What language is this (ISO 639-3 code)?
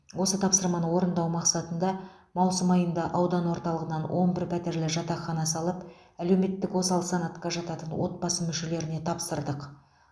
kaz